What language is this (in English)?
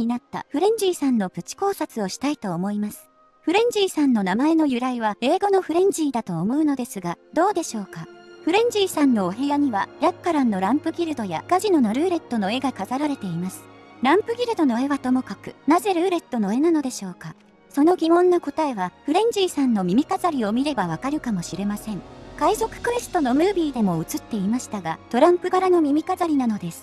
Japanese